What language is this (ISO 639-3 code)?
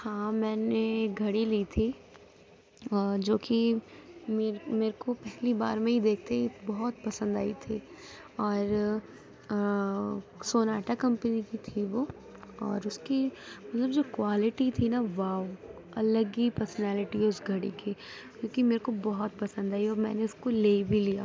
urd